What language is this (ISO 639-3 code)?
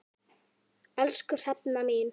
isl